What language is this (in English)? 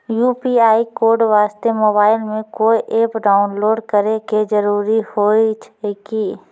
Maithili